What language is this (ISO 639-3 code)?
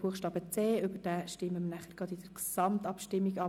gsw